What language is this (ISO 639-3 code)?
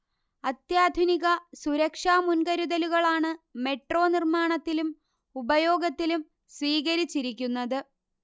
mal